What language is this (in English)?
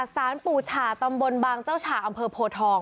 Thai